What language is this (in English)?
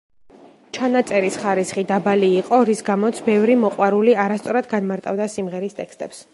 Georgian